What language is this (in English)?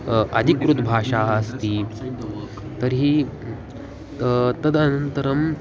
Sanskrit